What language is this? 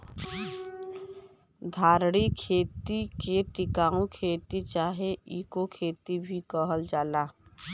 Bhojpuri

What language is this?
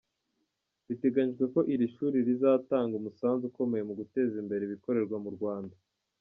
Kinyarwanda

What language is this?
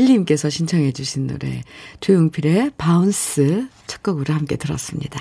Korean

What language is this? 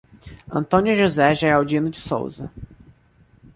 Portuguese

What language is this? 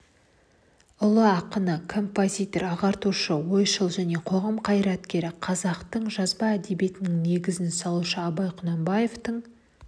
Kazakh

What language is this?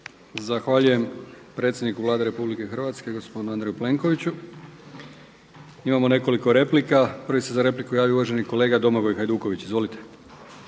Croatian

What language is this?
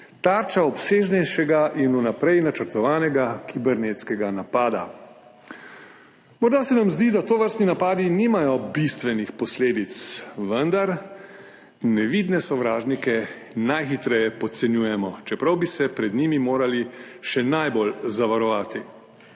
Slovenian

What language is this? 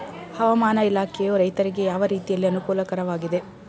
Kannada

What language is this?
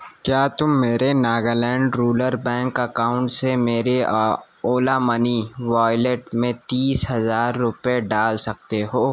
Urdu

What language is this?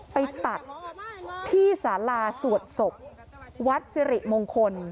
Thai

